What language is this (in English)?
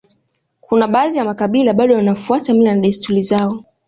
Swahili